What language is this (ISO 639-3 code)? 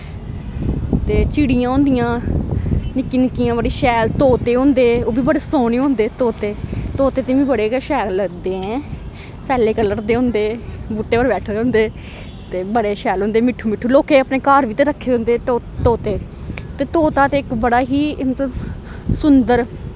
doi